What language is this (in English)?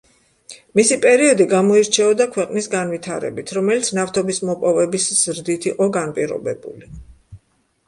Georgian